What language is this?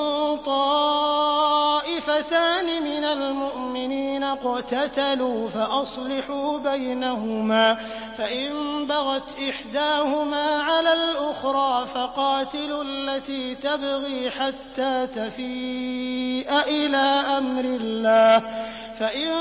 Arabic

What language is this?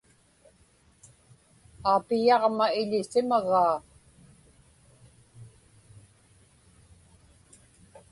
Inupiaq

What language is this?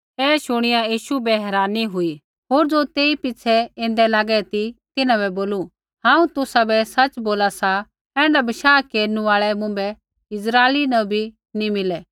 Kullu Pahari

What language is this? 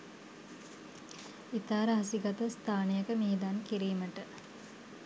Sinhala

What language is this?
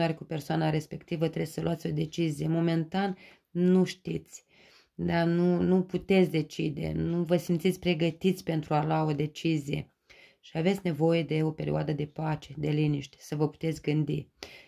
Romanian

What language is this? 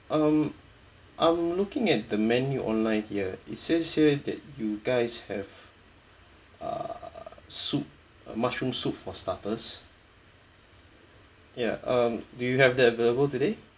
English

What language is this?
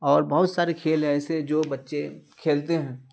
Urdu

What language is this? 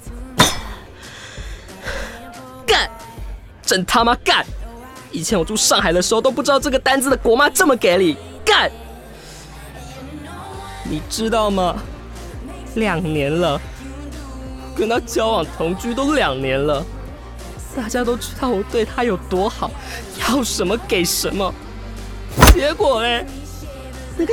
Chinese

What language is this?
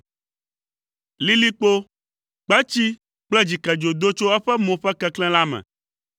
Ewe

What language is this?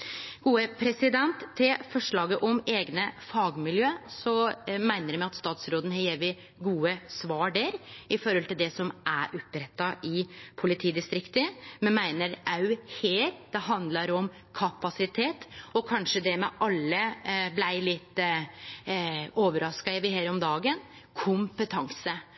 Norwegian Nynorsk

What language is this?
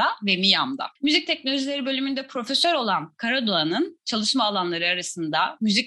Turkish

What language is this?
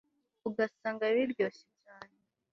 Kinyarwanda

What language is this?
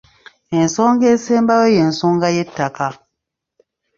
Ganda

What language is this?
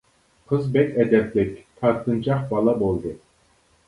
Uyghur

